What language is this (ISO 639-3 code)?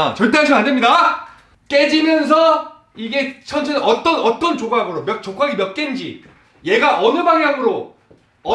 kor